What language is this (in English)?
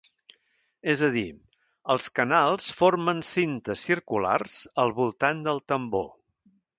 Catalan